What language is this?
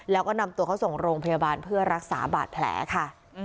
Thai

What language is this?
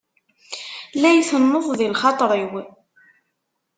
Kabyle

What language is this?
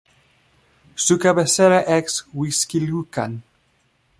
Spanish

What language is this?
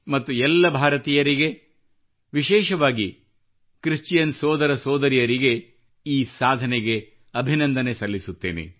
Kannada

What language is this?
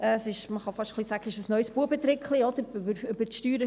Swiss German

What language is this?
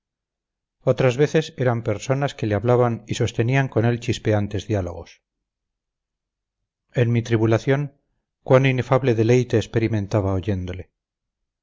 Spanish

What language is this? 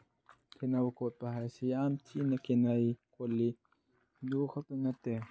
Manipuri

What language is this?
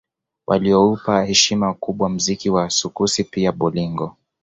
Swahili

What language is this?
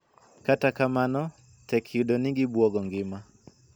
Luo (Kenya and Tanzania)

